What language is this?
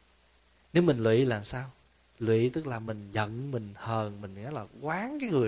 Vietnamese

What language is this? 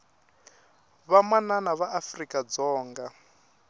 Tsonga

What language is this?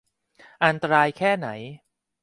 Thai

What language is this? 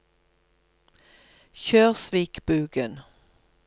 Norwegian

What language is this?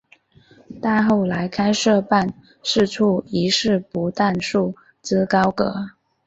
Chinese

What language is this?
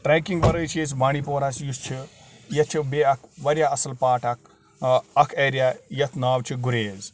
Kashmiri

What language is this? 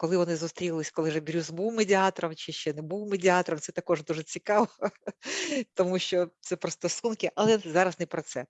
Ukrainian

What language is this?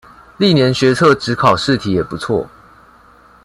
Chinese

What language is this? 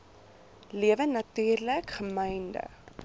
Afrikaans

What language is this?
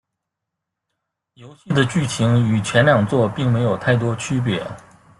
Chinese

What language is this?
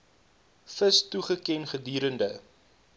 Afrikaans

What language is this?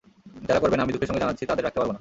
Bangla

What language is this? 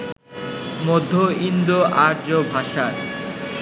Bangla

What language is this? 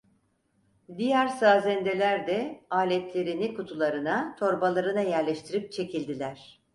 Turkish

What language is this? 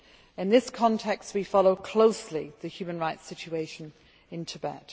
English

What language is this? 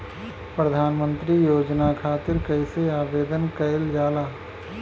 Bhojpuri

